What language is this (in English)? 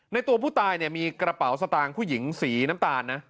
Thai